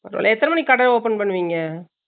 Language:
Tamil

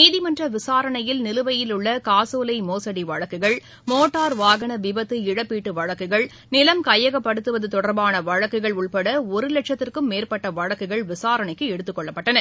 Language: Tamil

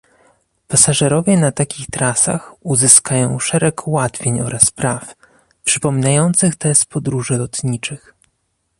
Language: Polish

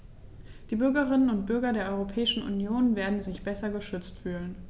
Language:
German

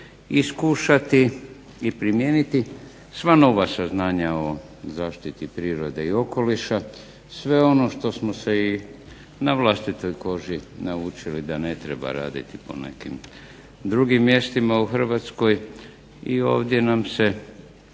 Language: Croatian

